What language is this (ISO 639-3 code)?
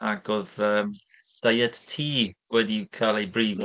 cym